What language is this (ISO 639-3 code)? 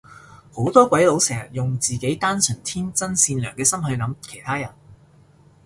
yue